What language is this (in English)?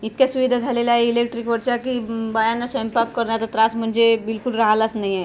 Marathi